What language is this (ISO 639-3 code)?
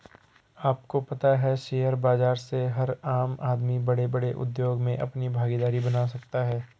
hin